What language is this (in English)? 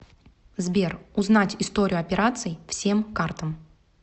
Russian